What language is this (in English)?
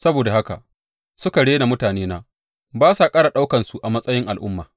Hausa